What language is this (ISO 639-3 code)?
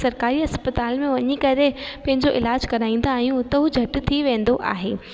snd